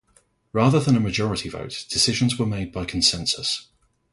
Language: English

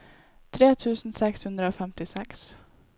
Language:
Norwegian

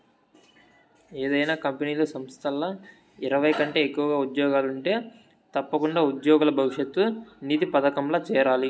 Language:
Telugu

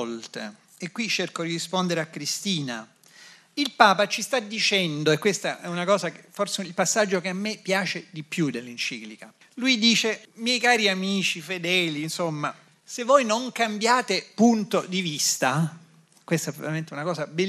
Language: Italian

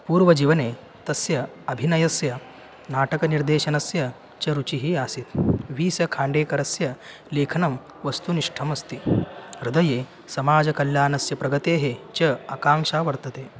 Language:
Sanskrit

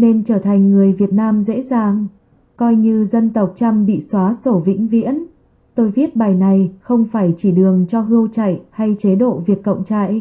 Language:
Vietnamese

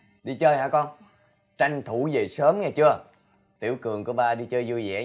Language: Vietnamese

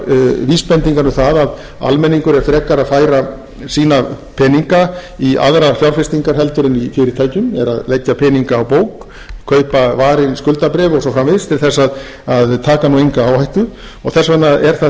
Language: Icelandic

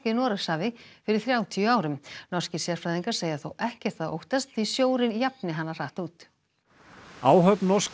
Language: Icelandic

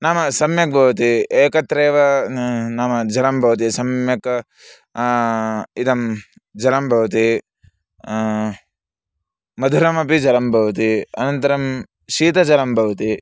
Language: Sanskrit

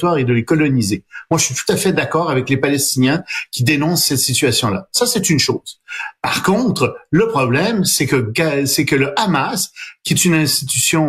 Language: French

